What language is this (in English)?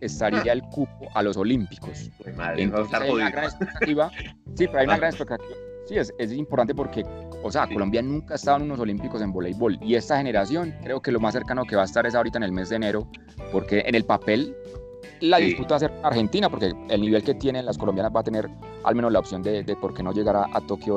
Spanish